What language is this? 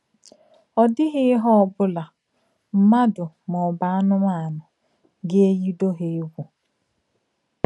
Igbo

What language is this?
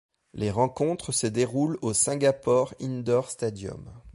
French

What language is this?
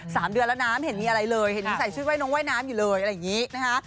Thai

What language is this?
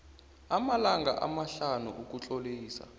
South Ndebele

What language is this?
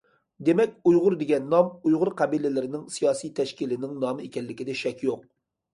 Uyghur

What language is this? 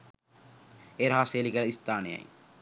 Sinhala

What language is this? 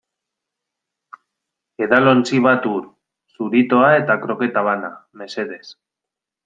Basque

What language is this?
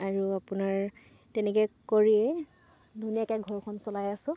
Assamese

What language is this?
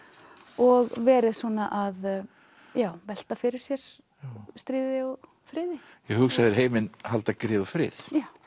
Icelandic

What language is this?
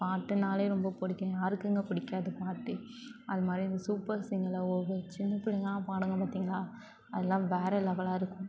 Tamil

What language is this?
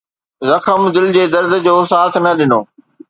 Sindhi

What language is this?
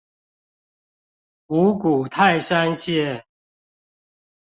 Chinese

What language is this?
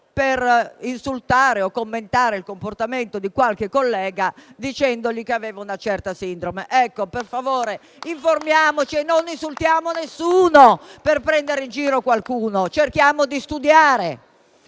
Italian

